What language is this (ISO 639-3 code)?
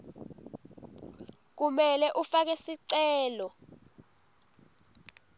ssw